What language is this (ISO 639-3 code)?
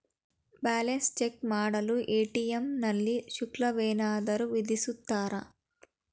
kan